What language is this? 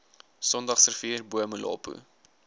Afrikaans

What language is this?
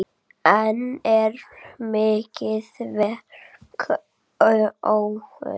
Icelandic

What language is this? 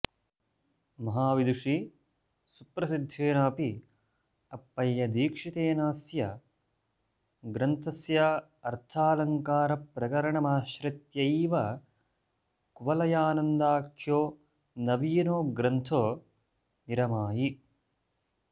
Sanskrit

